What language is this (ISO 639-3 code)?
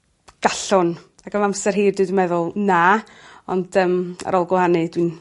cym